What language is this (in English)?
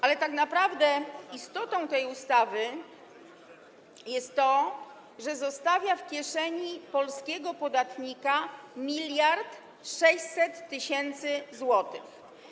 Polish